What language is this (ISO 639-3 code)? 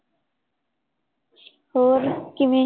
pan